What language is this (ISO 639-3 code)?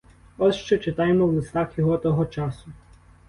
ukr